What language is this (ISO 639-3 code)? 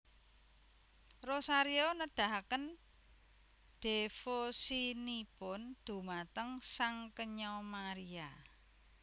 jav